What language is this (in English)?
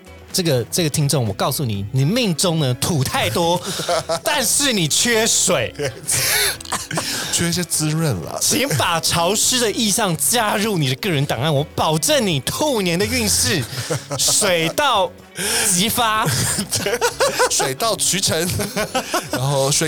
Chinese